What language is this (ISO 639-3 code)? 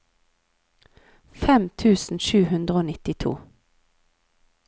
nor